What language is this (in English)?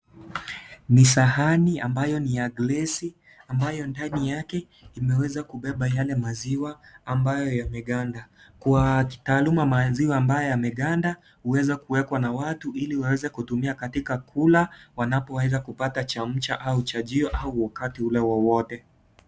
Swahili